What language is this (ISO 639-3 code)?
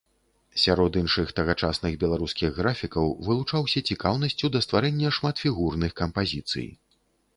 bel